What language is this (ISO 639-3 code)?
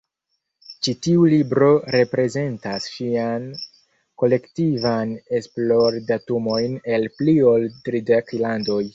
epo